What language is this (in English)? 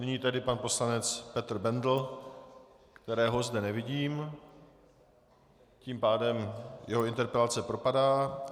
Czech